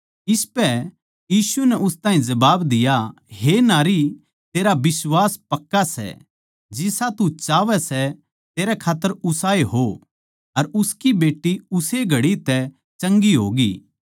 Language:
Haryanvi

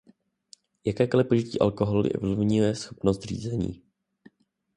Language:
Czech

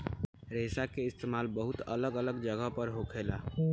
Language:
Bhojpuri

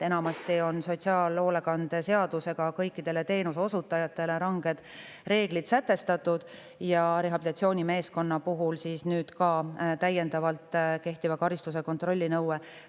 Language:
Estonian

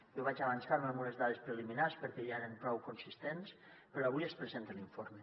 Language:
Catalan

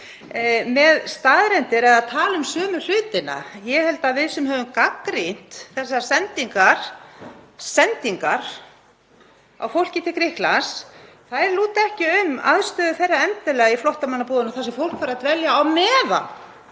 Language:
Icelandic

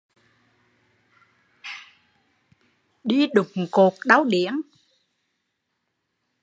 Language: Vietnamese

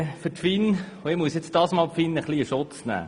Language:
Swiss German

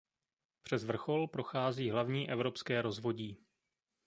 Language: Czech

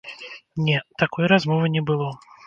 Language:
Belarusian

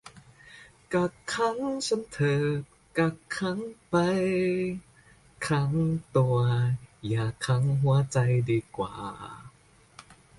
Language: Thai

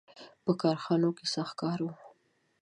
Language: Pashto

